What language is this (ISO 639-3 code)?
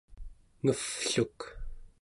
esu